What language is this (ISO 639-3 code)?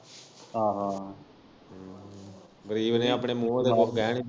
pan